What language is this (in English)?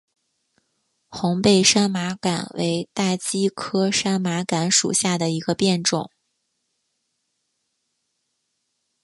Chinese